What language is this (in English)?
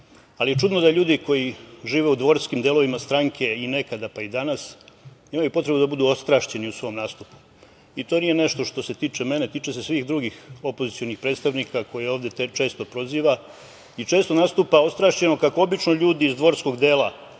Serbian